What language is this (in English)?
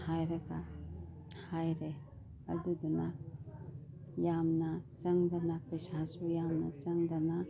Manipuri